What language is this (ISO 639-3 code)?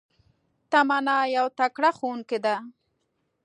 pus